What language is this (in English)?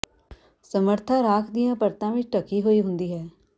Punjabi